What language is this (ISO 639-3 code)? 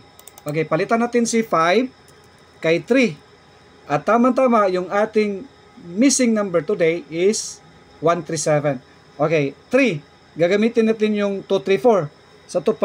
fil